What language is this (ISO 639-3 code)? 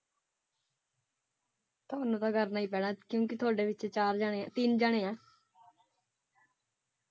pan